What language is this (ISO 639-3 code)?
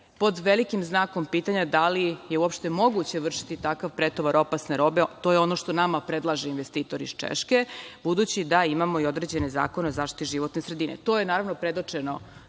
srp